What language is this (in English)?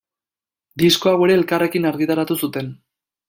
Basque